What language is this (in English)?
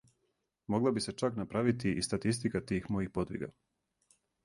Serbian